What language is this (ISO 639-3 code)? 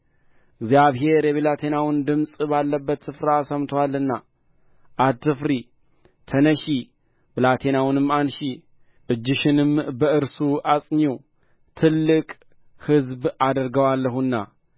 amh